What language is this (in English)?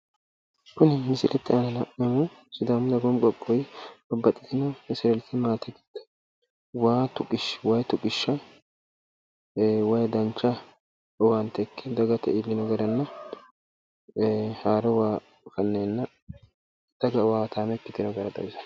Sidamo